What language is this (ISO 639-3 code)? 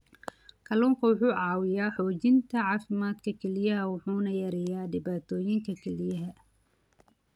som